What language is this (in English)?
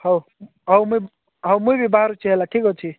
Odia